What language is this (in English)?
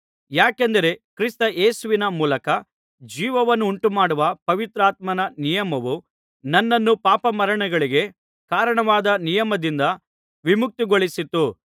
Kannada